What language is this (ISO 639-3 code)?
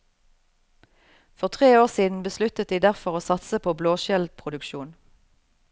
nor